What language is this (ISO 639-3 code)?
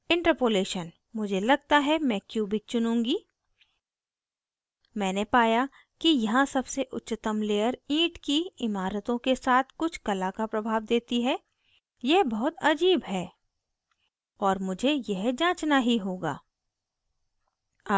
hin